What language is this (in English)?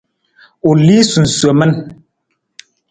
Nawdm